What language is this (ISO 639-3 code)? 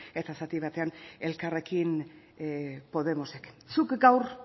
eus